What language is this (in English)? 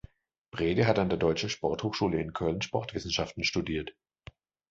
German